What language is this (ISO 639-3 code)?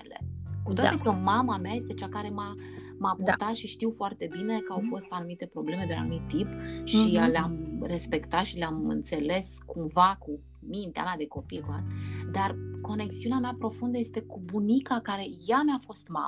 ron